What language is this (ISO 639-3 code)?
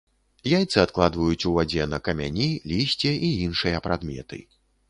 bel